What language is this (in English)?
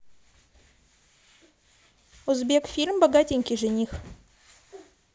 Russian